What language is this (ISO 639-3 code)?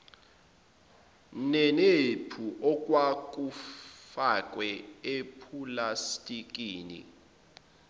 zul